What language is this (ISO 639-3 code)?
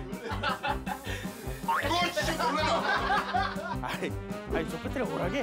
kor